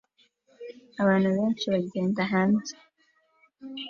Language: Kinyarwanda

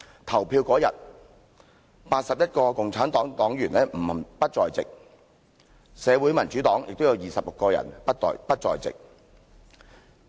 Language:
Cantonese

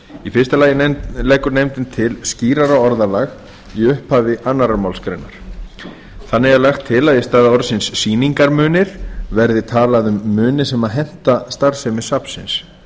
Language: Icelandic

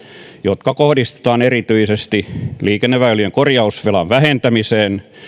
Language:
Finnish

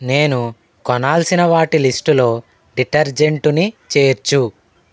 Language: Telugu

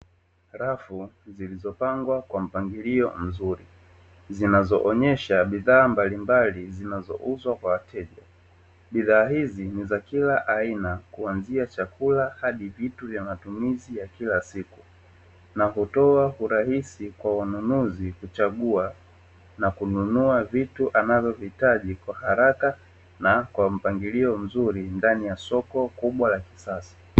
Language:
Swahili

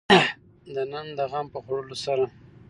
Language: Pashto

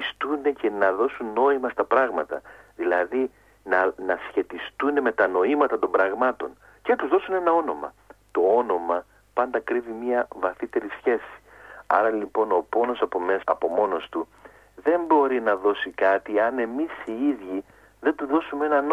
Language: Greek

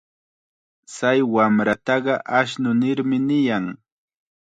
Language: Chiquián Ancash Quechua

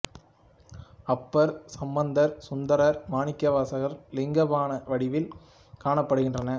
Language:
Tamil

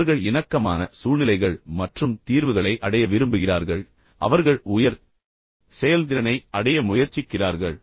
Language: Tamil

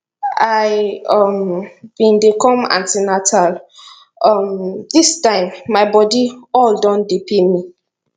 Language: Nigerian Pidgin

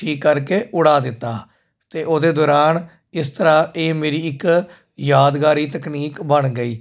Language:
Punjabi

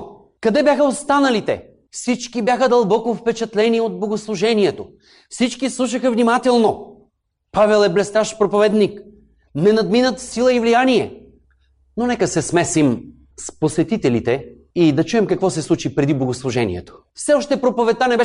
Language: Bulgarian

